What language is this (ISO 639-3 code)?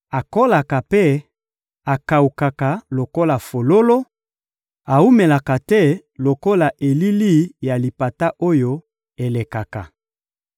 lin